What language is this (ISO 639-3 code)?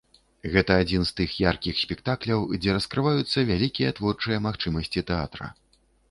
bel